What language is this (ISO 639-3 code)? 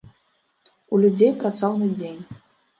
bel